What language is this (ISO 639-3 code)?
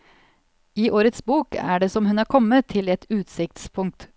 nor